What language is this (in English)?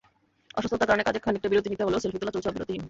Bangla